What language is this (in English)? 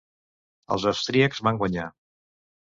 Catalan